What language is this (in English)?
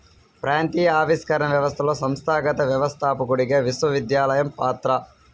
Telugu